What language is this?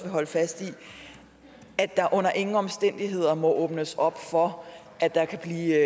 Danish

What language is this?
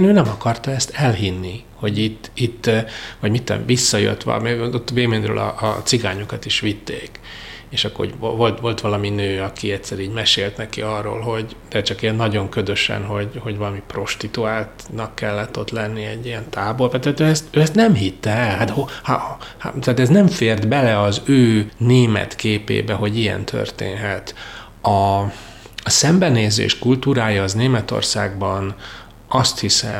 Hungarian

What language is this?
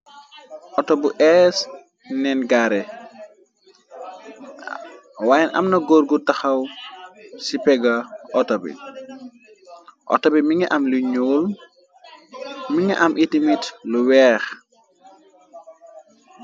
Wolof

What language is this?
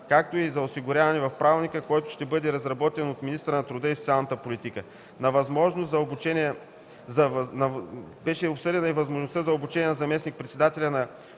Bulgarian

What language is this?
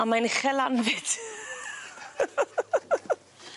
Welsh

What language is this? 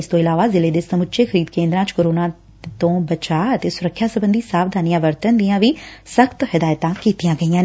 Punjabi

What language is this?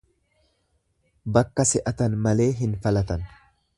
Oromo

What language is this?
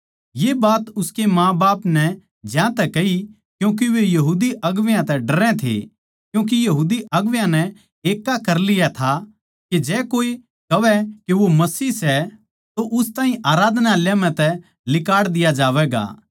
Haryanvi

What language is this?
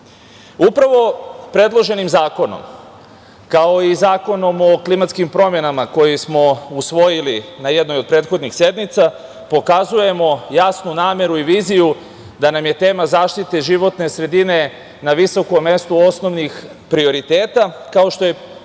Serbian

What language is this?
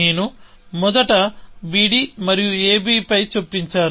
Telugu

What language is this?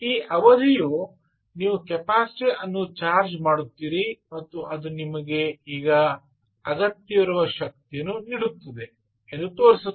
Kannada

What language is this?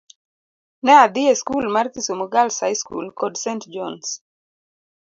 Luo (Kenya and Tanzania)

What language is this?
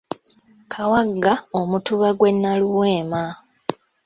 Ganda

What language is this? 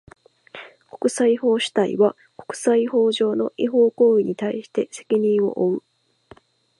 Japanese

